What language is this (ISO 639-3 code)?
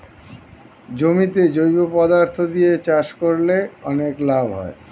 ben